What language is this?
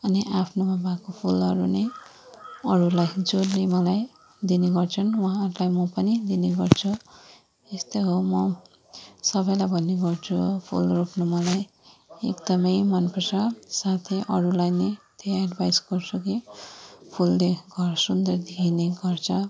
Nepali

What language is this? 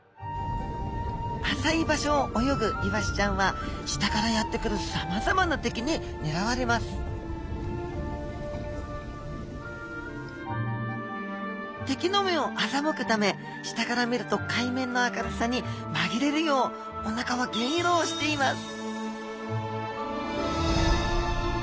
Japanese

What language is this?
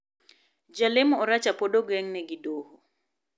Luo (Kenya and Tanzania)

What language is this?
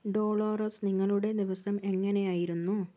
Malayalam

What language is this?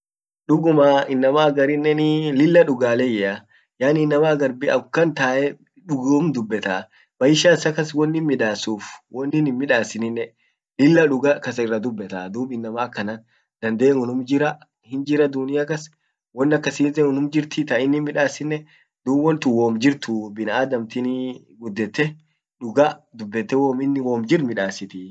Orma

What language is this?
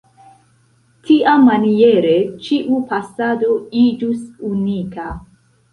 Esperanto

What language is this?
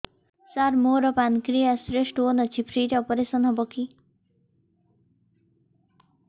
Odia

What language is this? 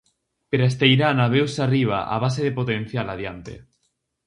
Galician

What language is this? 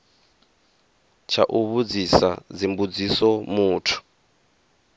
Venda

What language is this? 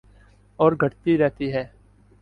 Urdu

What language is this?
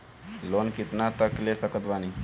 Bhojpuri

